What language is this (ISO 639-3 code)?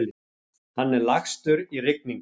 isl